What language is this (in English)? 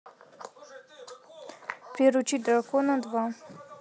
Russian